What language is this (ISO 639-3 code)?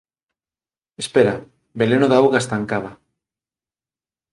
glg